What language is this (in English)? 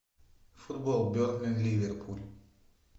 Russian